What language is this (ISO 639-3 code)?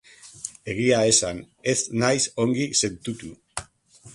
eus